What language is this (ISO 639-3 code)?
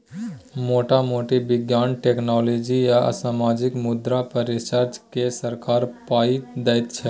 mai